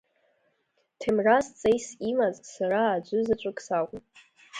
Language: Abkhazian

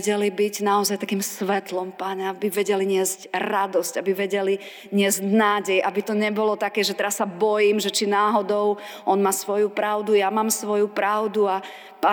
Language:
Slovak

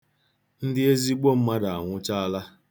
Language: Igbo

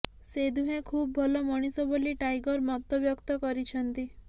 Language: Odia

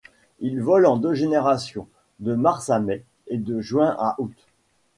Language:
French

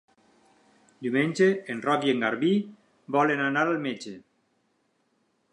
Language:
Catalan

